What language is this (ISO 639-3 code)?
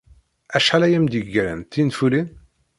kab